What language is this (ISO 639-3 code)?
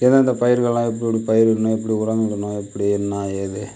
tam